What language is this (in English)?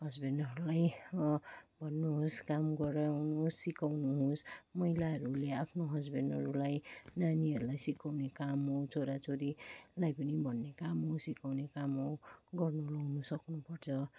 Nepali